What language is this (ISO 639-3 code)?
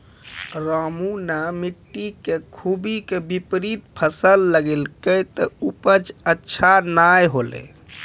mai